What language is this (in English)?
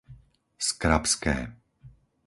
Slovak